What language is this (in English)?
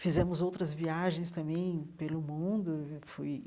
Portuguese